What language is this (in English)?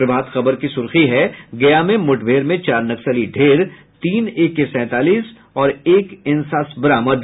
Hindi